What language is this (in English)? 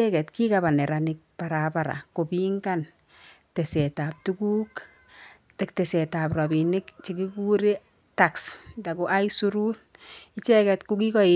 Kalenjin